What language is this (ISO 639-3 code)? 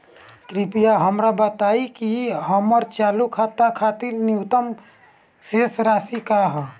bho